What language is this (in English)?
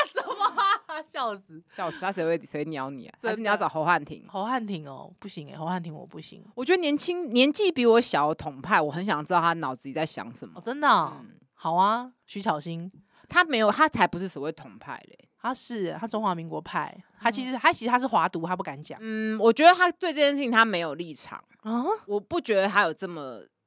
Chinese